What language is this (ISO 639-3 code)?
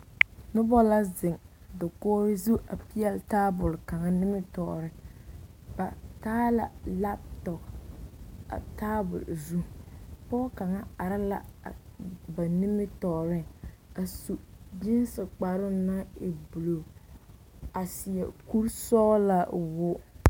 dga